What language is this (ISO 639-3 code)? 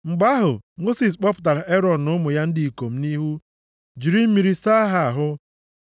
ibo